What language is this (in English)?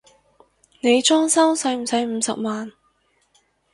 Cantonese